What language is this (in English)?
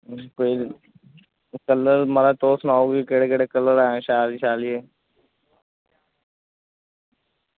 Dogri